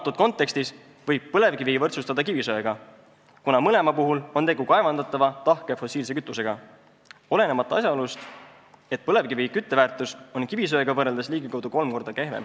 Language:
Estonian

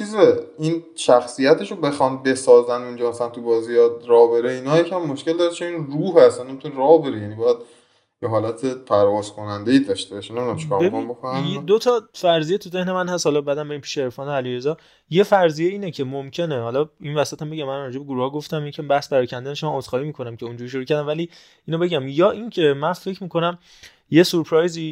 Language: Persian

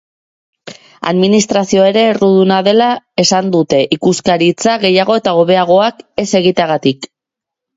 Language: Basque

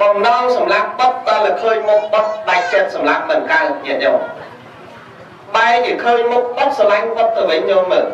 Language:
Vietnamese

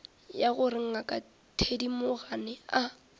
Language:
Northern Sotho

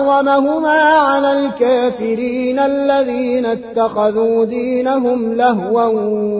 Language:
Arabic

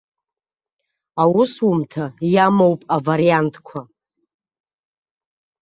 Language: Abkhazian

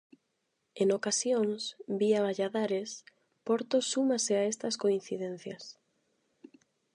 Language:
Galician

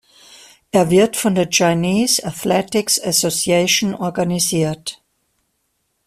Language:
German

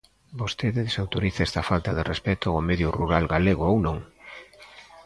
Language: Galician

